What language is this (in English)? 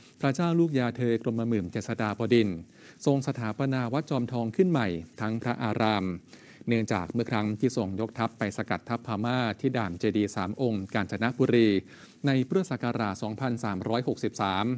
Thai